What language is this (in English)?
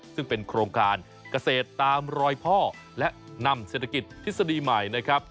Thai